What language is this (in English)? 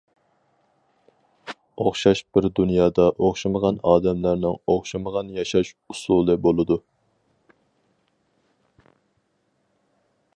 Uyghur